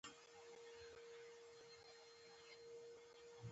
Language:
Pashto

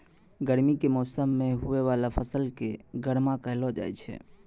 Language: Maithili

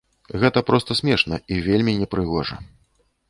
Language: Belarusian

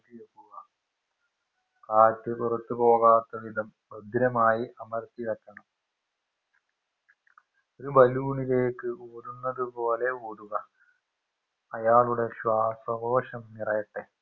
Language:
Malayalam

